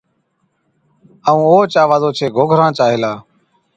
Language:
Od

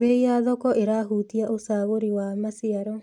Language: Kikuyu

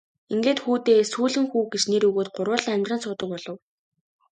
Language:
Mongolian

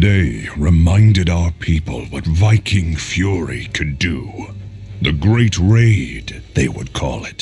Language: English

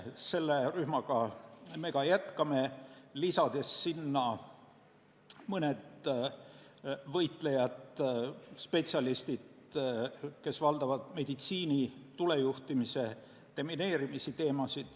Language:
Estonian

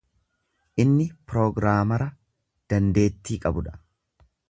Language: Oromo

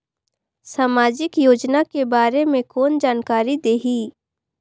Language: Chhattisgarhi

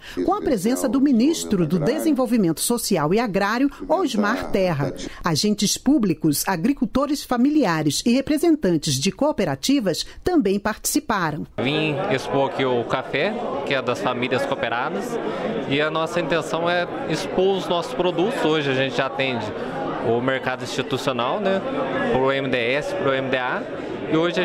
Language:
Portuguese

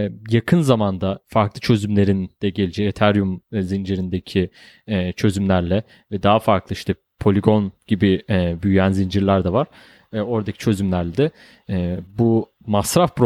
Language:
Turkish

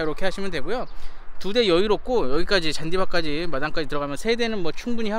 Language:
Korean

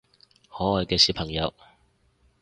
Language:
Cantonese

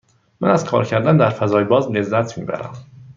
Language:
Persian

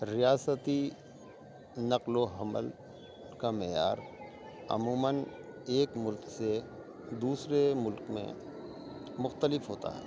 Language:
Urdu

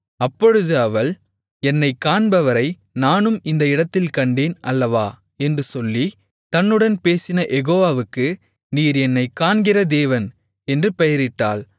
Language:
Tamil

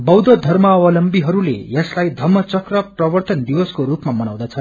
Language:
Nepali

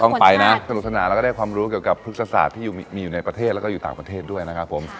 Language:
Thai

